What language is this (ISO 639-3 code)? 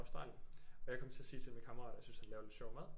dan